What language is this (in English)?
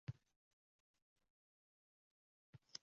Uzbek